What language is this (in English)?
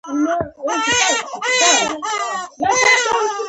Pashto